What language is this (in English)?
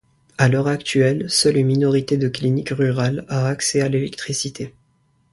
French